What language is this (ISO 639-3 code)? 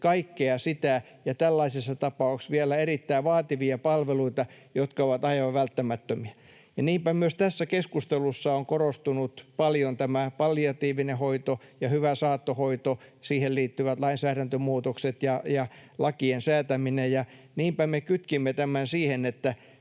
fin